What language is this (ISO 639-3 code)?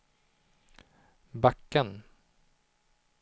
swe